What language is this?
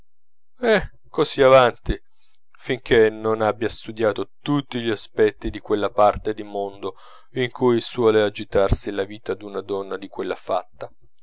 Italian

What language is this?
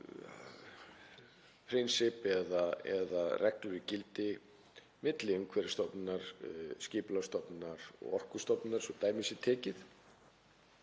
Icelandic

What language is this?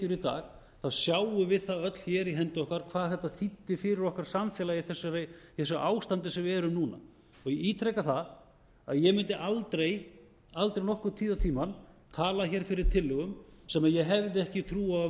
Icelandic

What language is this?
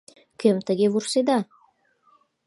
Mari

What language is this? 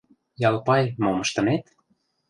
Mari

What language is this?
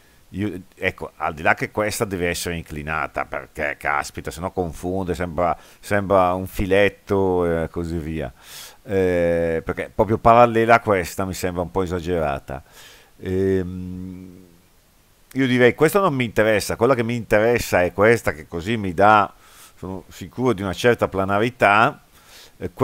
Italian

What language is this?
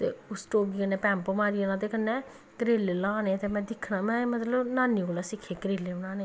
Dogri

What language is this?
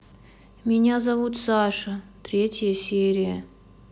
Russian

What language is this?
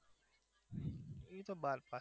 Gujarati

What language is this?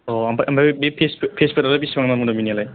Bodo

